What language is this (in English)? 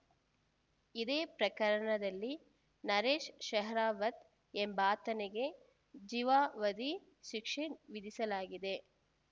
Kannada